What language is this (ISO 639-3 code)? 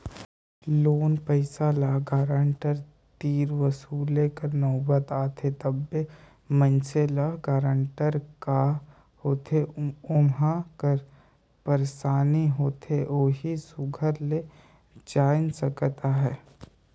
hne